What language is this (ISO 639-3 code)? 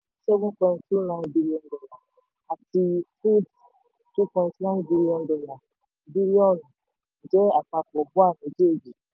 yor